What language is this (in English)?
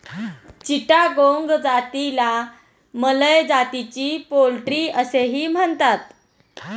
Marathi